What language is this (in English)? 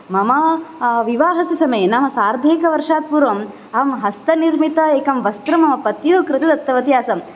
Sanskrit